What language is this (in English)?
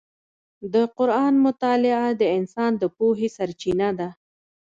Pashto